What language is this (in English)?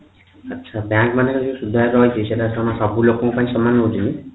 Odia